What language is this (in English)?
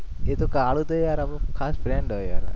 Gujarati